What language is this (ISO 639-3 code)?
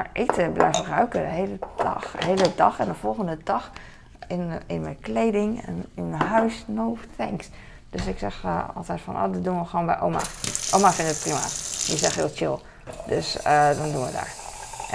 nld